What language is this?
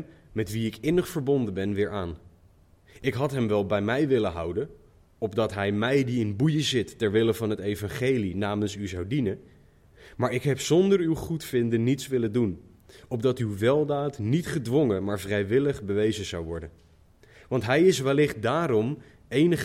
Dutch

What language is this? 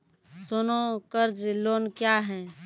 Maithili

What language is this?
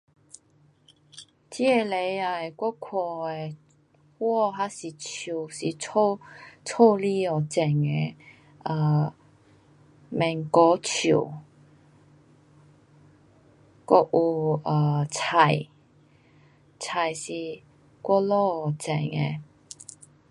Pu-Xian Chinese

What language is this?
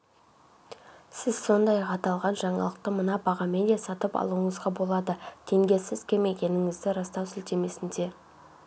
Kazakh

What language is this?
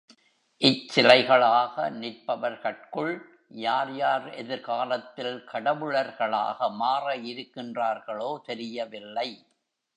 Tamil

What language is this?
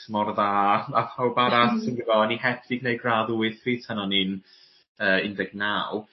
Welsh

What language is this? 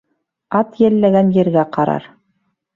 Bashkir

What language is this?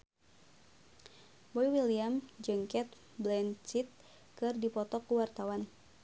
Sundanese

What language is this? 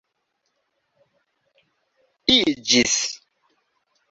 Esperanto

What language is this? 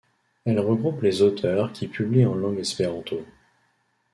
French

